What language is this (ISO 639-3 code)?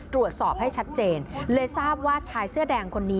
tha